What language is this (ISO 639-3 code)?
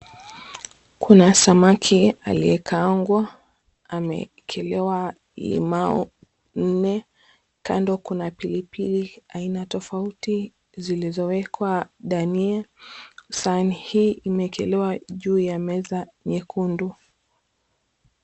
swa